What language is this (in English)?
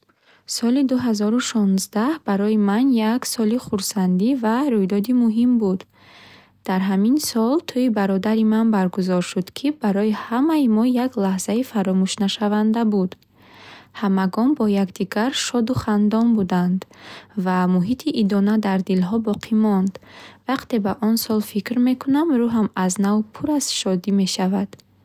Bukharic